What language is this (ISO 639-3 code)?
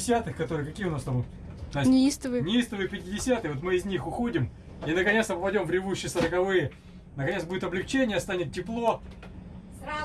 rus